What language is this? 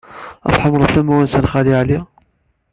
Kabyle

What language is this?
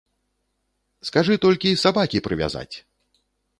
Belarusian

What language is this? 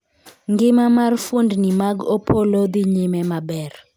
Luo (Kenya and Tanzania)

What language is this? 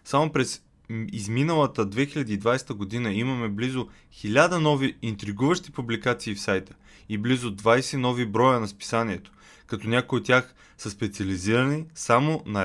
Bulgarian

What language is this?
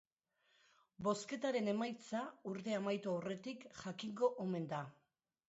Basque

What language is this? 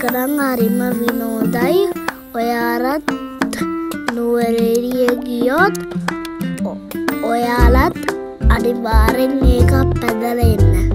Thai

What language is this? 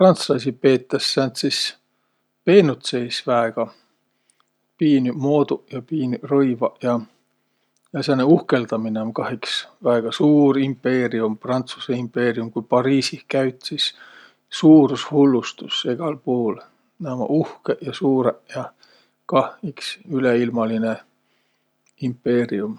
Võro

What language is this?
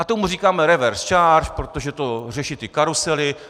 Czech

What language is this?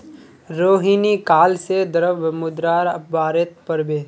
Magahi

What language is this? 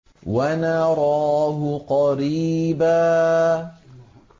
Arabic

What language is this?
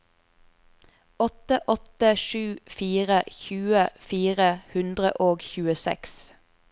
Norwegian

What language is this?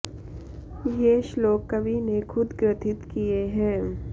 Sanskrit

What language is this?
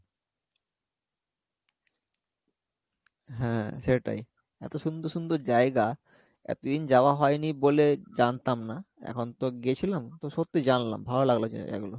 Bangla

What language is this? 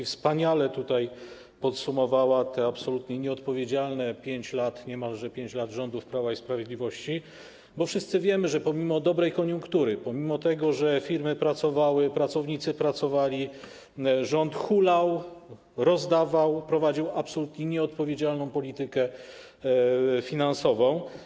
Polish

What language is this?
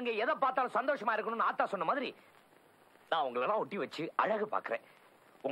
Tamil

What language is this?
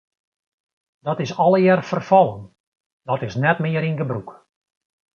Western Frisian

